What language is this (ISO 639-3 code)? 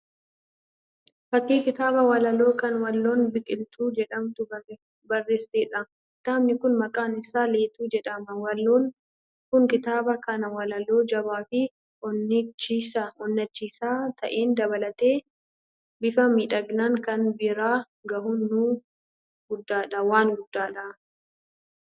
orm